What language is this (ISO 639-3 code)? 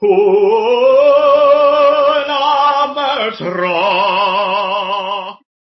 cym